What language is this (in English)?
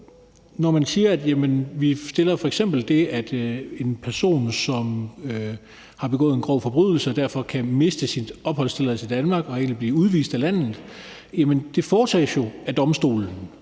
Danish